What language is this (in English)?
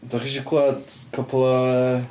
Welsh